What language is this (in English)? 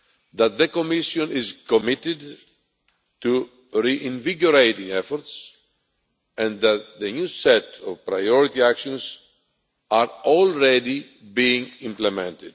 English